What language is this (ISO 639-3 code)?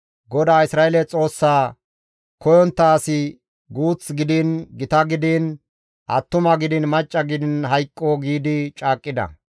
gmv